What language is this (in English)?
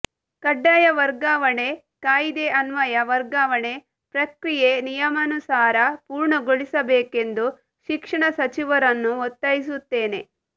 Kannada